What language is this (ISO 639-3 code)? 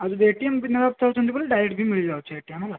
ori